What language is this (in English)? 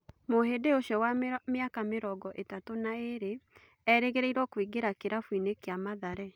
Kikuyu